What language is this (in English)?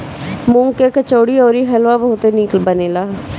Bhojpuri